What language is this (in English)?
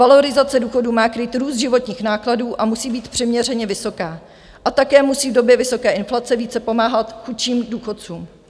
Czech